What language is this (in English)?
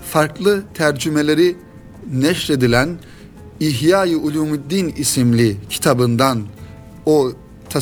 Turkish